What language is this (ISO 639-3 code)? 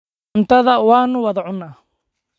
som